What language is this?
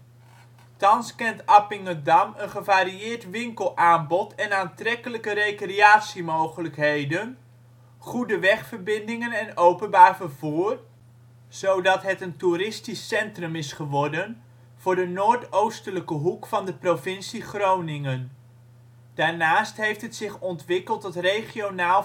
Dutch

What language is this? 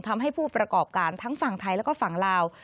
Thai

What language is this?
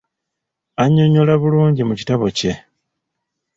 Ganda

